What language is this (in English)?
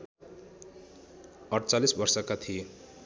Nepali